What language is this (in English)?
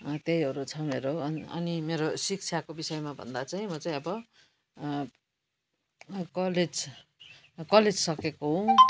Nepali